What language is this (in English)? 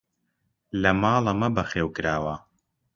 Central Kurdish